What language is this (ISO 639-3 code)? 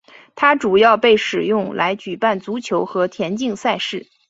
zho